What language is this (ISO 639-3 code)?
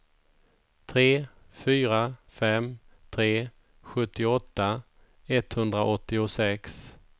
swe